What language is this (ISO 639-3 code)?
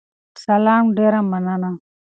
pus